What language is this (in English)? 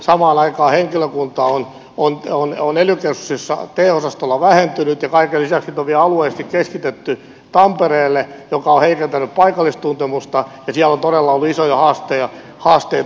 Finnish